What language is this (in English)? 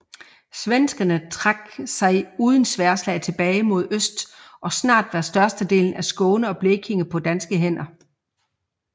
Danish